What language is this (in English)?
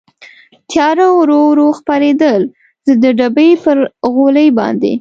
Pashto